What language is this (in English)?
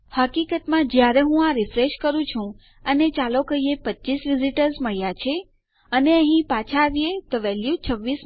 Gujarati